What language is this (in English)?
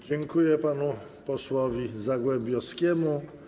Polish